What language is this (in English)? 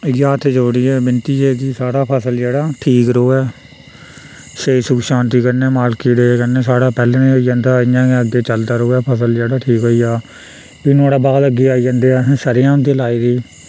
Dogri